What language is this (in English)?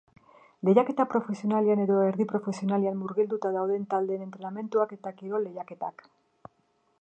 Basque